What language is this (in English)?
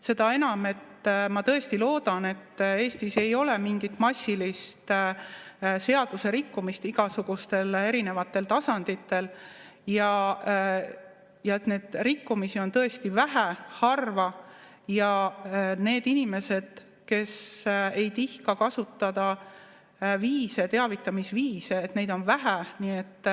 Estonian